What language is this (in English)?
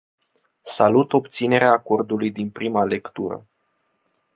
Romanian